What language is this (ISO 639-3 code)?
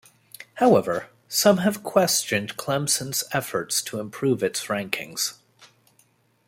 eng